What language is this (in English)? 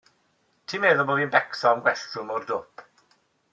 Welsh